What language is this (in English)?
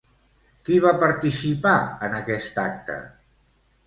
Catalan